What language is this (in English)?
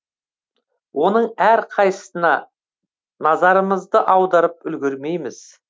Kazakh